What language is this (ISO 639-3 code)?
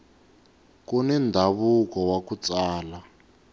tso